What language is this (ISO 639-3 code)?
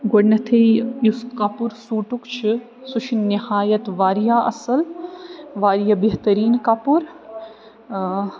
kas